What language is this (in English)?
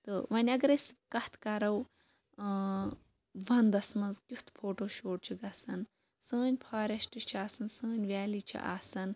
Kashmiri